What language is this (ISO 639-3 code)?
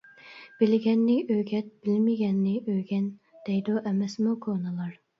uig